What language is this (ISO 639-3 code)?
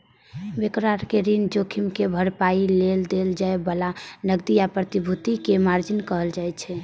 mai